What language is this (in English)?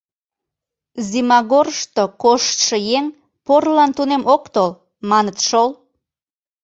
Mari